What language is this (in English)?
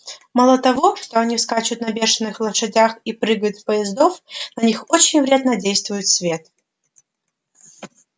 Russian